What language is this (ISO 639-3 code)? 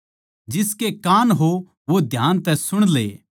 bgc